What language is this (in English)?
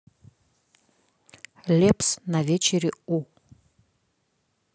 Russian